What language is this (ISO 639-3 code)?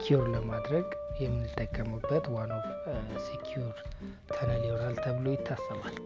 amh